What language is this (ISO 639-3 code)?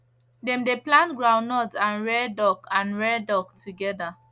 pcm